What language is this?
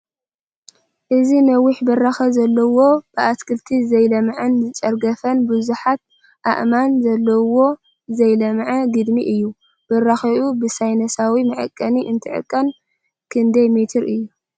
Tigrinya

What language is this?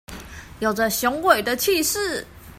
Chinese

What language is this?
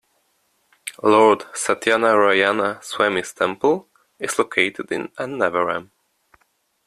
English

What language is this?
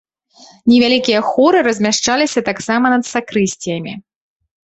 Belarusian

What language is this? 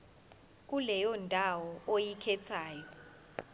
Zulu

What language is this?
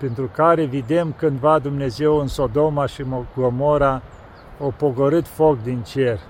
Romanian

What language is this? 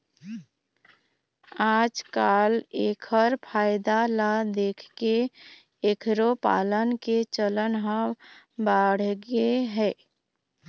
Chhattisgarhi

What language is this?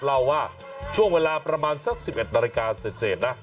Thai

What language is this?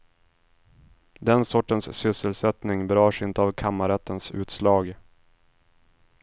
Swedish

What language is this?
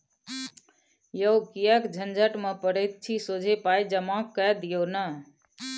Maithili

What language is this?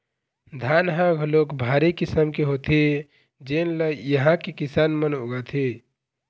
Chhattisgarhi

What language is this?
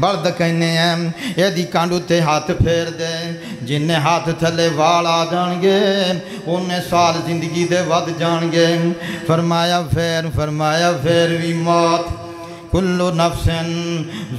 Romanian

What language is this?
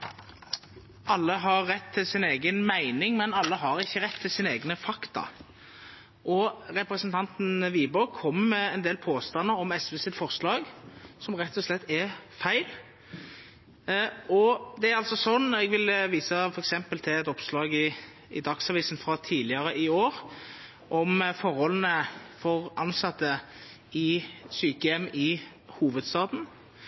Norwegian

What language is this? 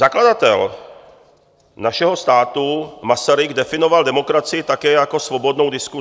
Czech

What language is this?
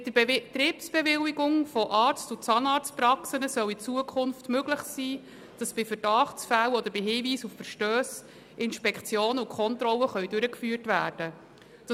Swiss German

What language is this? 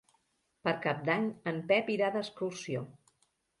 Catalan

